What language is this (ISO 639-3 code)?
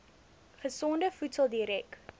afr